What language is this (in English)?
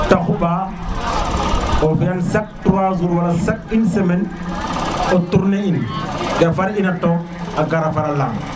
Serer